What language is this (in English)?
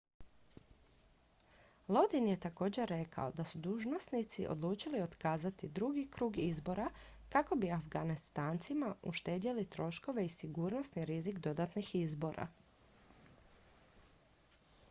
Croatian